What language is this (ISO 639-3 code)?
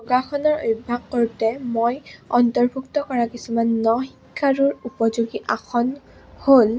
asm